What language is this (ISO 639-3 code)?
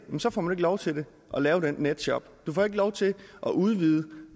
dan